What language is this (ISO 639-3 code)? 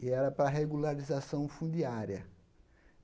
por